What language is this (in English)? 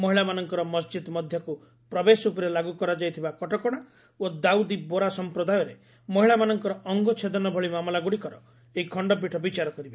Odia